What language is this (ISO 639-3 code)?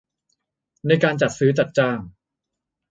tha